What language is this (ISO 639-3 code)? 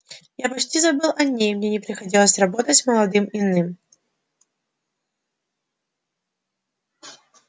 rus